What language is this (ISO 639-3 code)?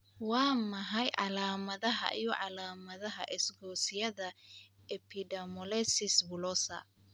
som